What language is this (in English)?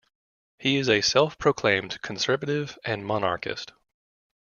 English